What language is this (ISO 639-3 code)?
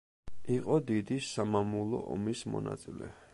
kat